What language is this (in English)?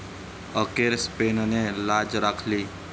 Marathi